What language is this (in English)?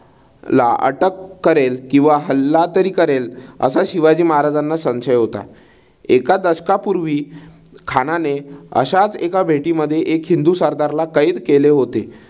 Marathi